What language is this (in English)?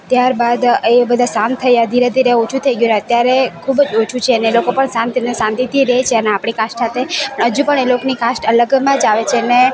Gujarati